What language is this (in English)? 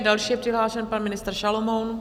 Czech